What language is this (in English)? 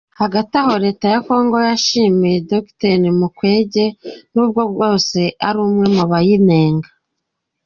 Kinyarwanda